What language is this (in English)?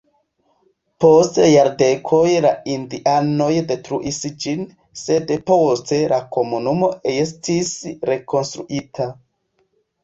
Esperanto